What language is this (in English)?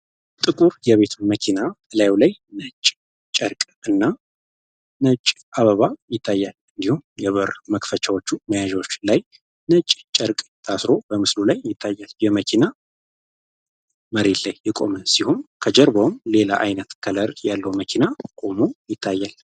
Amharic